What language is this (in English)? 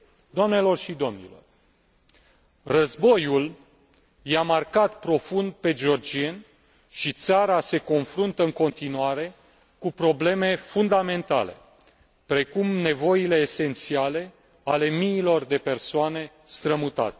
Romanian